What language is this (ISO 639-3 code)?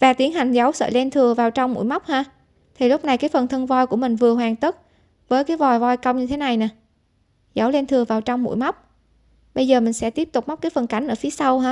vie